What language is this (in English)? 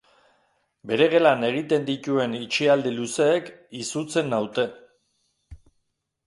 Basque